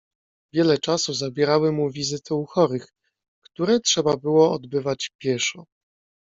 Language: Polish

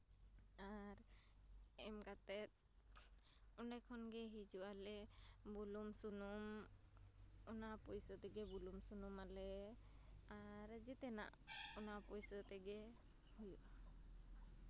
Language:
Santali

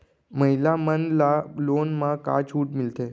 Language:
Chhattisgarhi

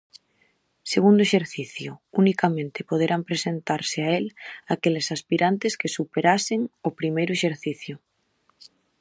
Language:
Galician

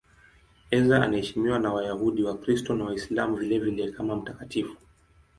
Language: Swahili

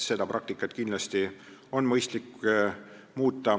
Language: Estonian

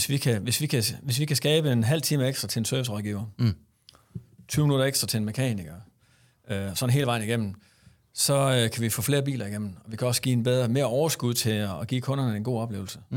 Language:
Danish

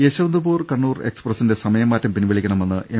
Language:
Malayalam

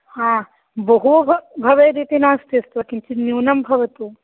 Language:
Sanskrit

